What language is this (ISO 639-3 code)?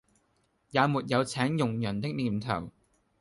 yue